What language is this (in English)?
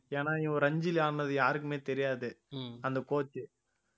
Tamil